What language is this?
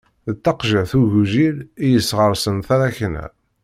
Kabyle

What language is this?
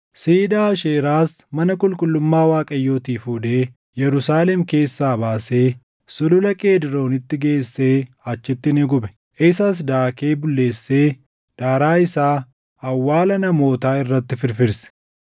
Oromo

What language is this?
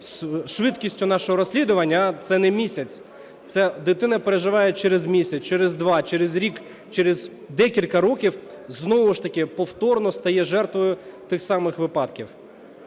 Ukrainian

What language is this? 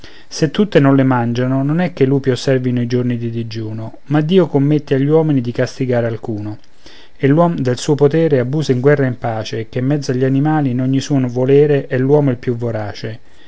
Italian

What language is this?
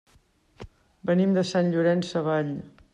Catalan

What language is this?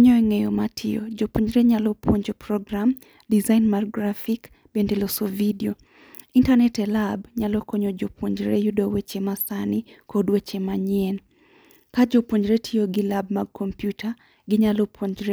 Luo (Kenya and Tanzania)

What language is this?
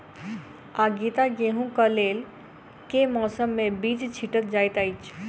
Maithili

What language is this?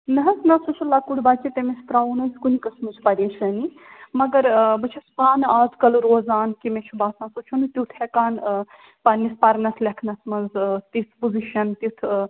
Kashmiri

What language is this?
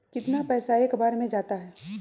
Magahi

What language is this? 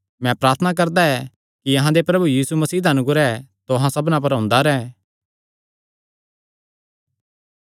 Kangri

